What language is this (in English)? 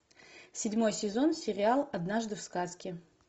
Russian